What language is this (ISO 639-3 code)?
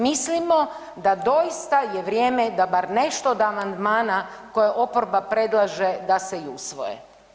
hrv